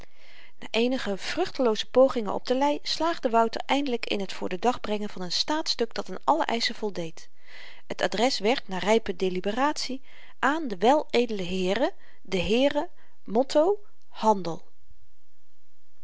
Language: Dutch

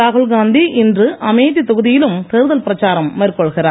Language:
Tamil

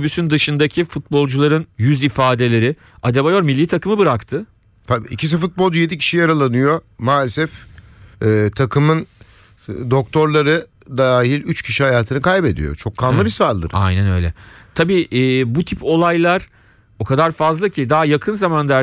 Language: Turkish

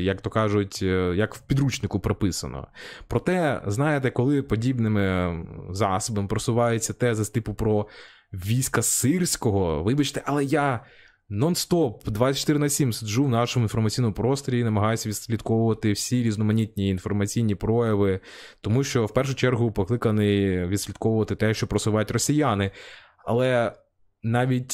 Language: Ukrainian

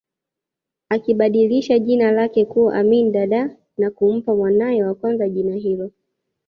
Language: Swahili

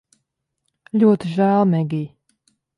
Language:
Latvian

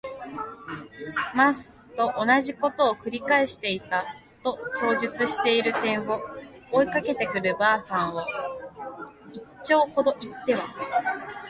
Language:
Japanese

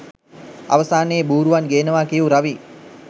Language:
Sinhala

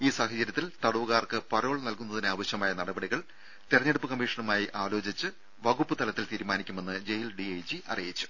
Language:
Malayalam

